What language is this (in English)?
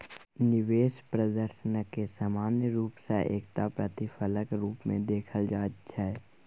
Maithili